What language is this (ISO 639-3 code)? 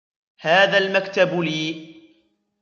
ara